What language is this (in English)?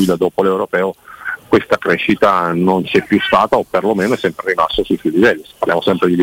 Italian